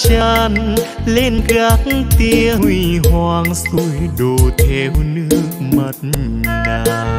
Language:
Vietnamese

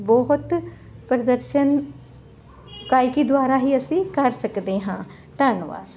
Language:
Punjabi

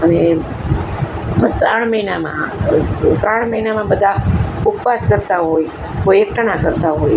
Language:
Gujarati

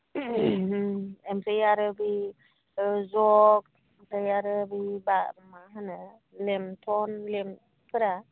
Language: Bodo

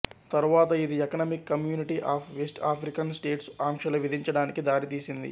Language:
Telugu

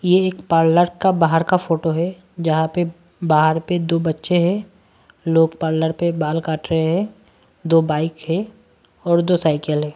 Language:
Hindi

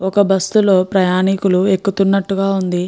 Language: Telugu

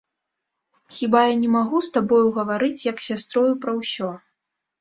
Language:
Belarusian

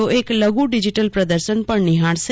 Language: Gujarati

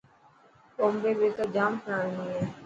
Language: Dhatki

